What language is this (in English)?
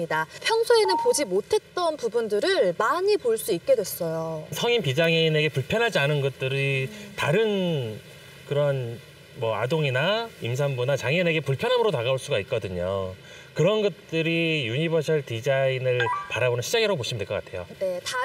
Korean